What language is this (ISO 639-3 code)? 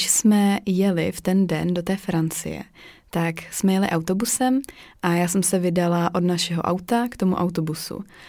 ces